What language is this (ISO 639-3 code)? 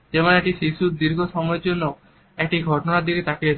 ben